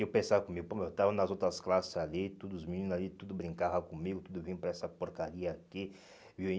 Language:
Portuguese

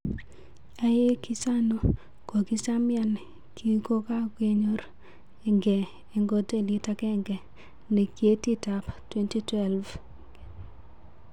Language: Kalenjin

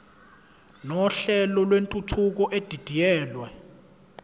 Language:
Zulu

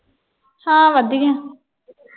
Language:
Punjabi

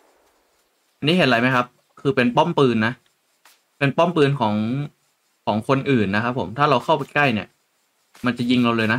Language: Thai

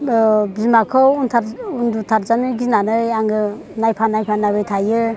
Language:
Bodo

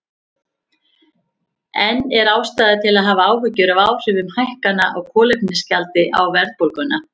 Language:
Icelandic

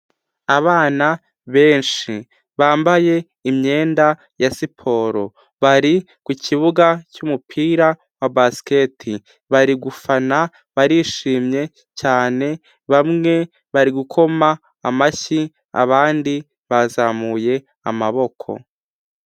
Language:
Kinyarwanda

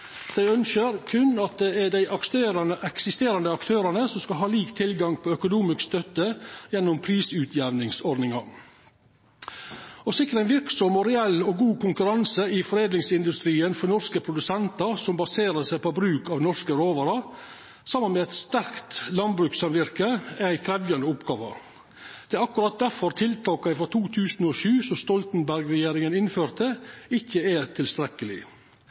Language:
Norwegian Nynorsk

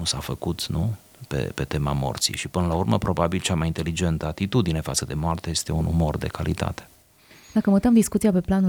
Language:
Romanian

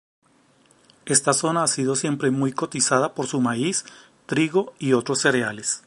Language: Spanish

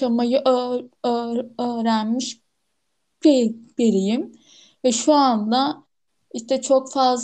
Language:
Turkish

